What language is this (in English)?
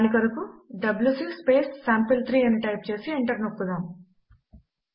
Telugu